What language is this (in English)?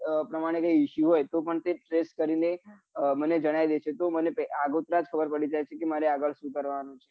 Gujarati